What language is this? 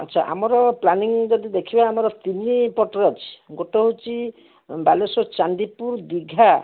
Odia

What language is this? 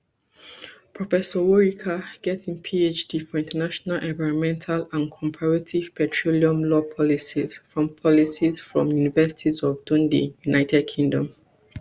Nigerian Pidgin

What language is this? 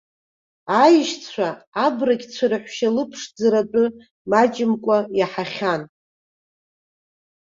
Abkhazian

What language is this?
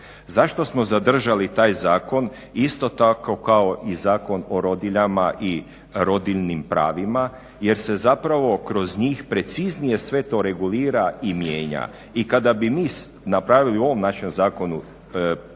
Croatian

